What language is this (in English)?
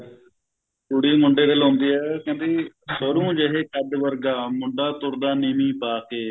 Punjabi